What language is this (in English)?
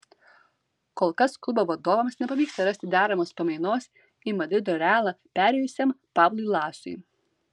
Lithuanian